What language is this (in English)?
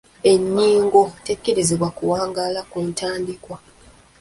Ganda